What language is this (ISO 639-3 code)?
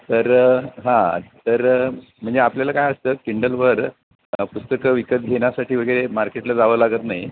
mar